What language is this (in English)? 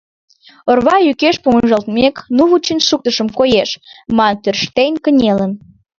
Mari